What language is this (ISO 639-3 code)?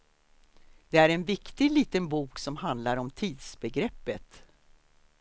swe